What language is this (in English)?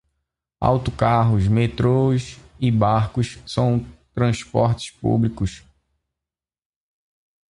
Portuguese